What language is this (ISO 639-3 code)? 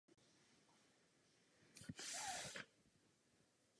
ces